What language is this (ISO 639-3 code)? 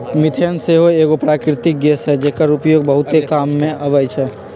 mag